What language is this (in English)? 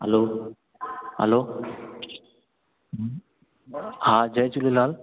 Sindhi